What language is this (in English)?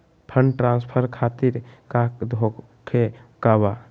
Magahi